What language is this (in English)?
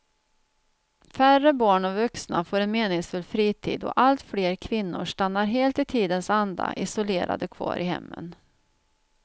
Swedish